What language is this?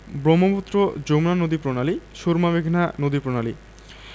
Bangla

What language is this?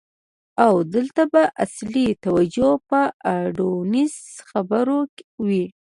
Pashto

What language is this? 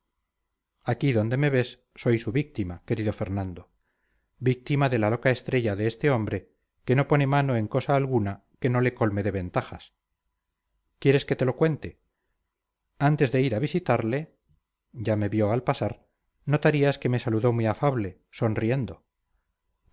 Spanish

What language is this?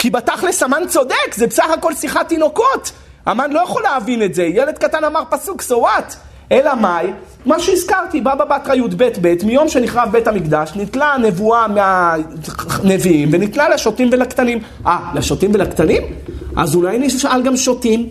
Hebrew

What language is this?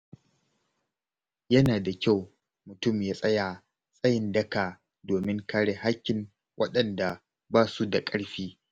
Hausa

